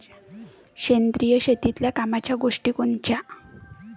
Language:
Marathi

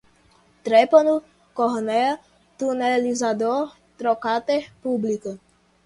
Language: Portuguese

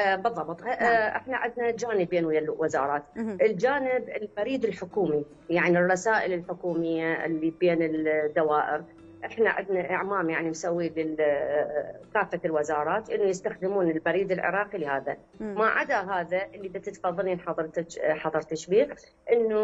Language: Arabic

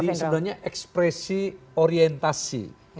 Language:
Indonesian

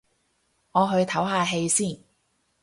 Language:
Cantonese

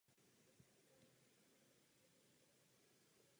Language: Czech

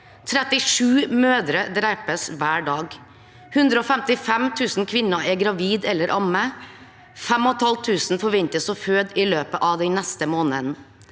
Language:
Norwegian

